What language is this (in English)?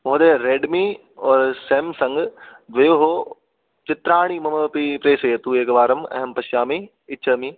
Sanskrit